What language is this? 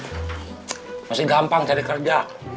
Indonesian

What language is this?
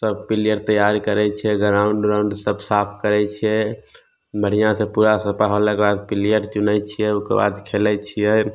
Maithili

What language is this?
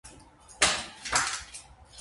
Armenian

